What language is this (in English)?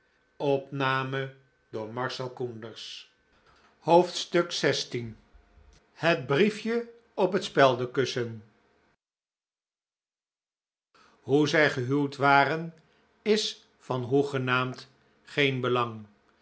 Dutch